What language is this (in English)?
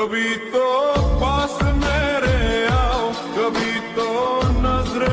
Romanian